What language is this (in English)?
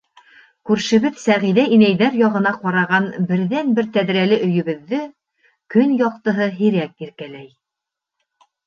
Bashkir